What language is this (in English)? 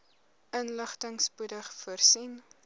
Afrikaans